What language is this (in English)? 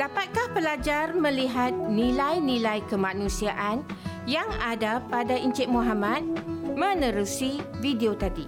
Malay